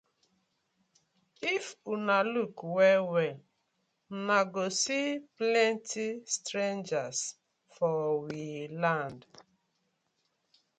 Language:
Nigerian Pidgin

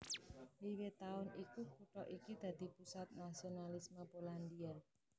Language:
Javanese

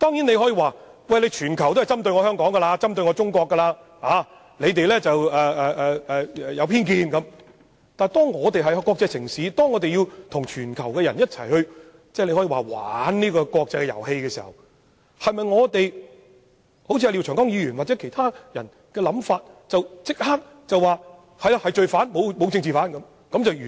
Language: Cantonese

